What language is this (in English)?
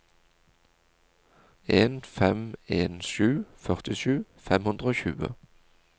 Norwegian